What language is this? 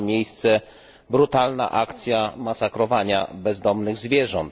Polish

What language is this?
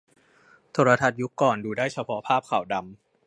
Thai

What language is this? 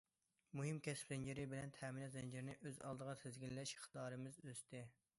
Uyghur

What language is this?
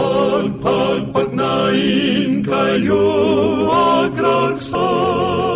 Filipino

